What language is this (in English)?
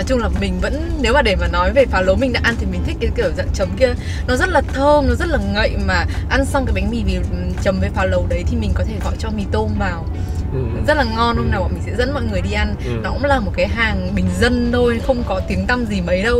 Vietnamese